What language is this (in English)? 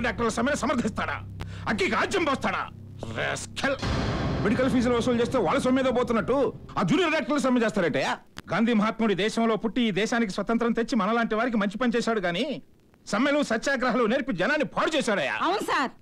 Telugu